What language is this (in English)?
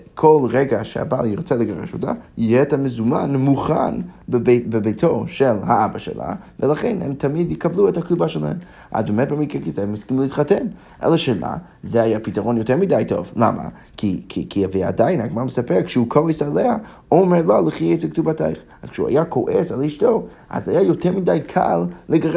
Hebrew